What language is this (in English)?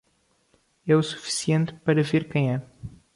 Portuguese